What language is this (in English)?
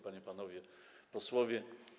Polish